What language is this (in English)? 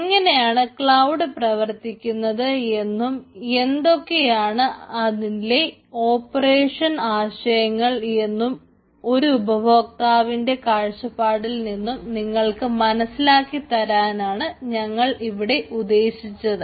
Malayalam